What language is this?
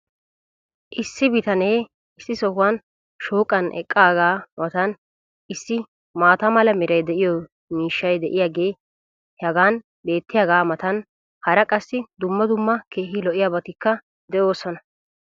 Wolaytta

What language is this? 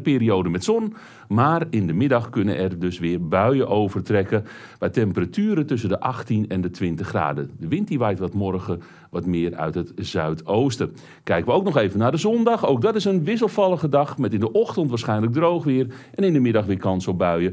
Dutch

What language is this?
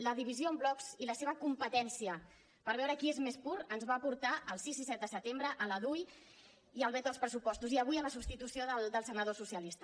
Catalan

